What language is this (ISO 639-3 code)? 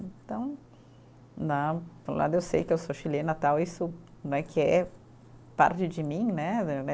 por